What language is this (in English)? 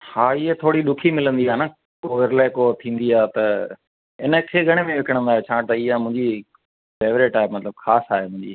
Sindhi